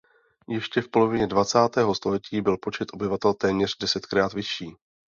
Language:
Czech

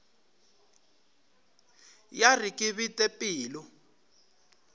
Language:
Northern Sotho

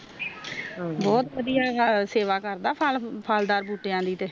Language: Punjabi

